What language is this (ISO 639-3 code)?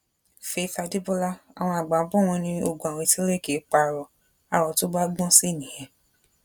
yor